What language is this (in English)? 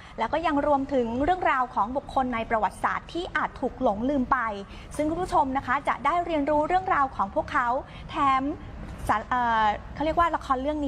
Thai